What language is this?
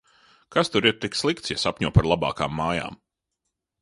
Latvian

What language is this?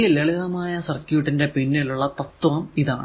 Malayalam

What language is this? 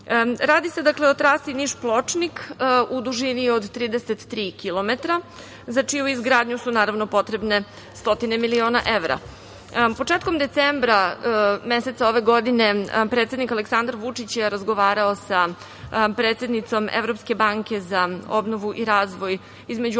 Serbian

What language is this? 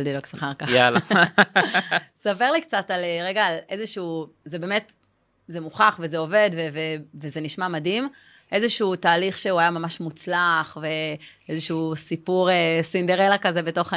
Hebrew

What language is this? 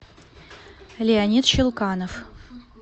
Russian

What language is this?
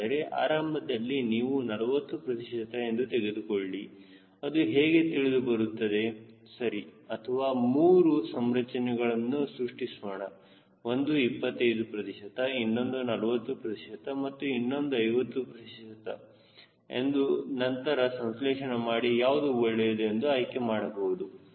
Kannada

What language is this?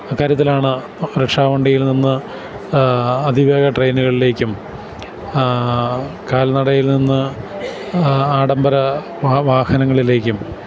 Malayalam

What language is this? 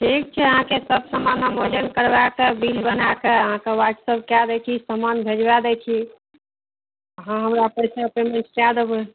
Maithili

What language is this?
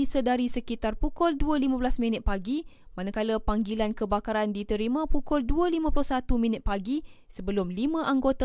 Malay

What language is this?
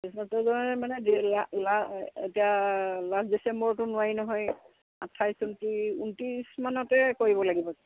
Assamese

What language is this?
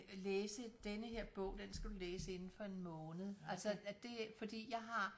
Danish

